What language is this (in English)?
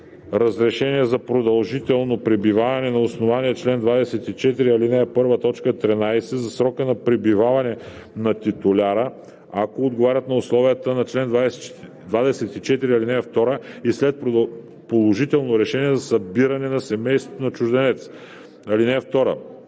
Bulgarian